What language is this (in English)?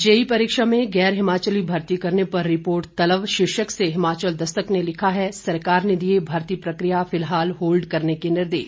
Hindi